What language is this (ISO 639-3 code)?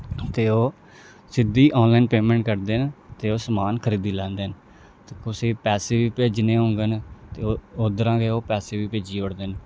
doi